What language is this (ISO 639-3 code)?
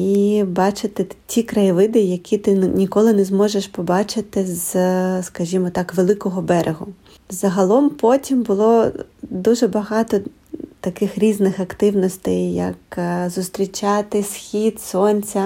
ukr